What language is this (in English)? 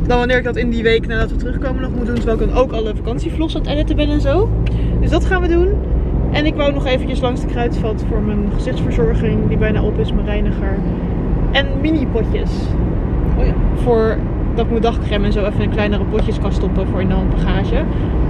Dutch